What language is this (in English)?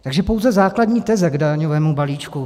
Czech